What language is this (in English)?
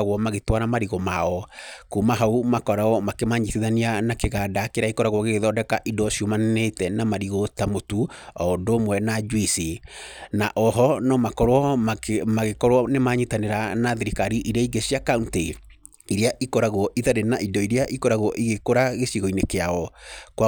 Kikuyu